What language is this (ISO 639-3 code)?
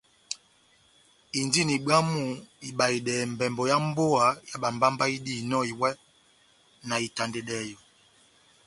bnm